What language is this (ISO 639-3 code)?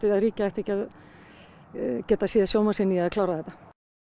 isl